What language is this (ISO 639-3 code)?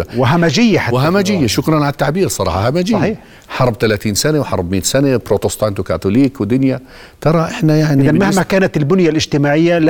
ara